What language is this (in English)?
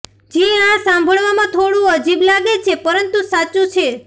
Gujarati